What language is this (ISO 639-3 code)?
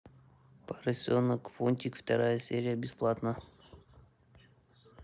rus